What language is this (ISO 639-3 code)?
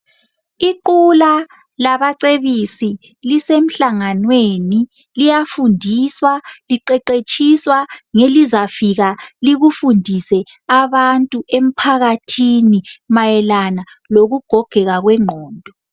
nde